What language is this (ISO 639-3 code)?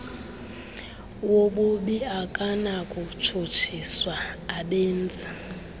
xho